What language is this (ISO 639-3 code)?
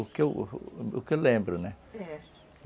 por